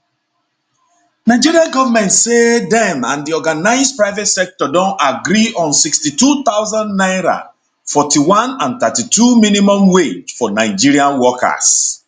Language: Nigerian Pidgin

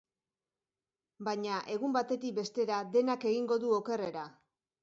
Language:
Basque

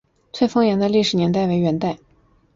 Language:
Chinese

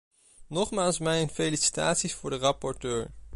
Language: Dutch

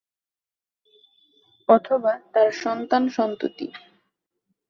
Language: Bangla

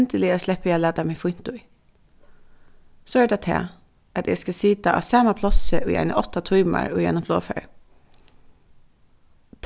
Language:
Faroese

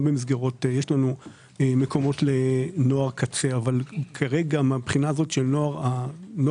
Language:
Hebrew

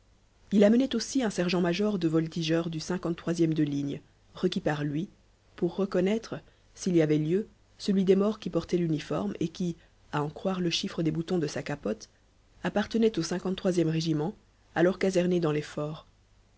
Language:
French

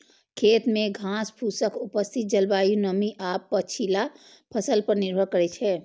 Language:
Maithili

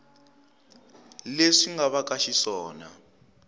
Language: Tsonga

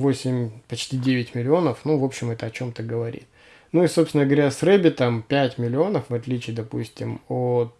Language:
Russian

